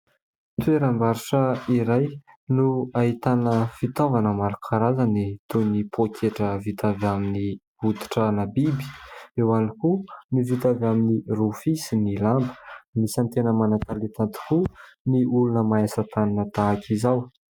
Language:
Malagasy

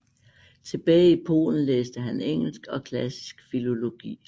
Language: Danish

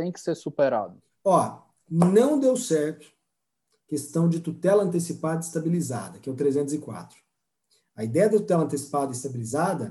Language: Portuguese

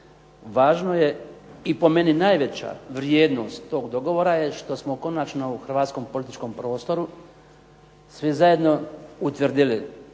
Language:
Croatian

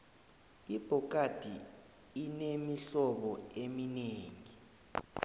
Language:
South Ndebele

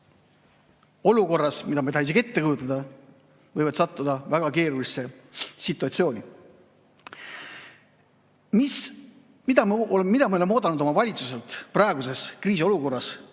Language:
Estonian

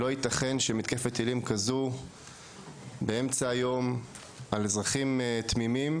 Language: Hebrew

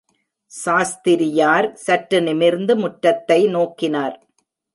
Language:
Tamil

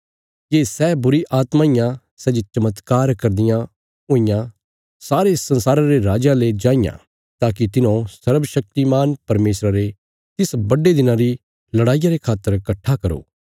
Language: Bilaspuri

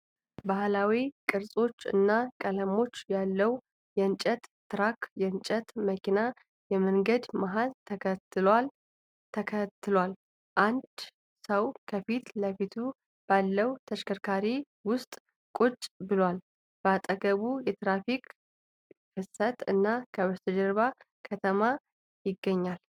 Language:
Amharic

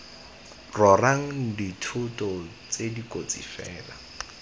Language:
Tswana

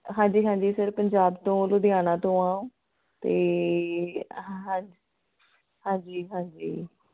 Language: Punjabi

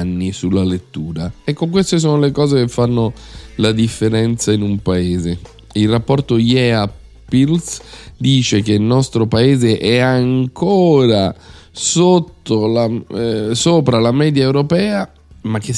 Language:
Italian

